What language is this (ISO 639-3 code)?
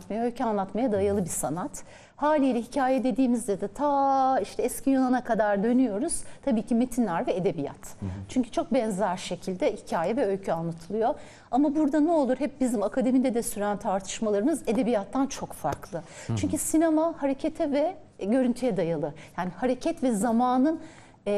tur